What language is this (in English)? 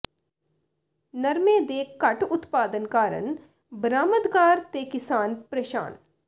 Punjabi